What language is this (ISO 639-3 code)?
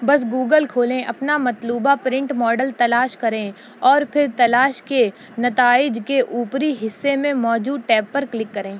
urd